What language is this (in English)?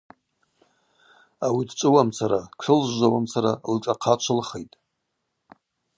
Abaza